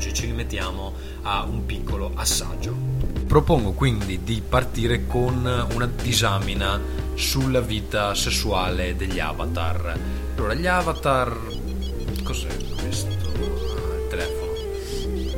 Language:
Italian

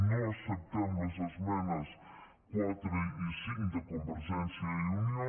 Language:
Catalan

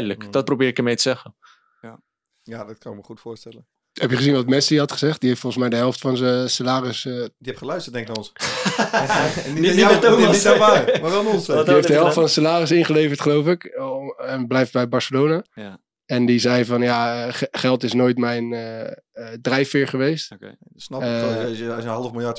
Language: Dutch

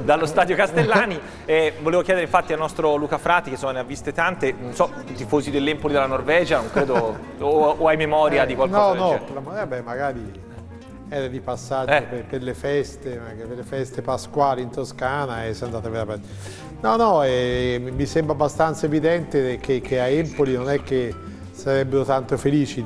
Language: Italian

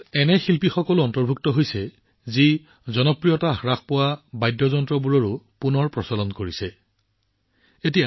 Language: Assamese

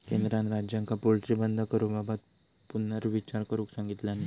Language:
Marathi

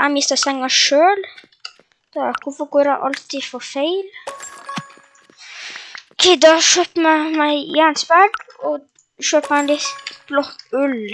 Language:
Norwegian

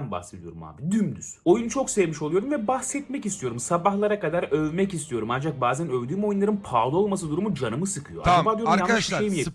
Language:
Turkish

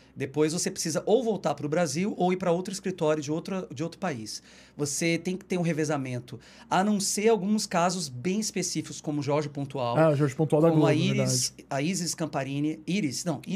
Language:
Portuguese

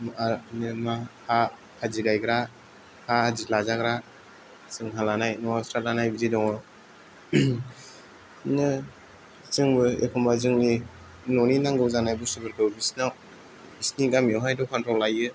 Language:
Bodo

